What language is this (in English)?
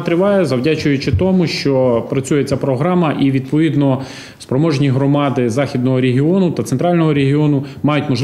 Ukrainian